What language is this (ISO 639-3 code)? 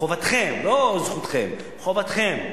heb